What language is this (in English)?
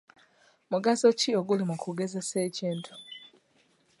Ganda